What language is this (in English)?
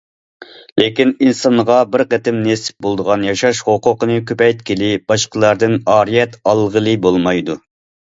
Uyghur